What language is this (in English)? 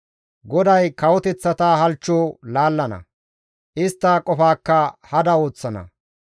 Gamo